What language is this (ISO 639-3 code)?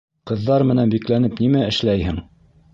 bak